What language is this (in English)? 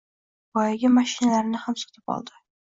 Uzbek